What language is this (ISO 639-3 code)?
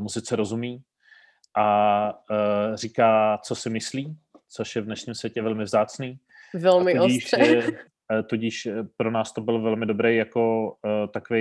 ces